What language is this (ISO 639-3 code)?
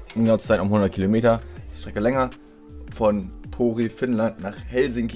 deu